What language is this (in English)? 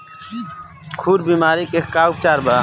Bhojpuri